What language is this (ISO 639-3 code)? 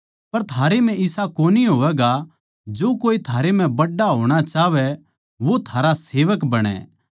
bgc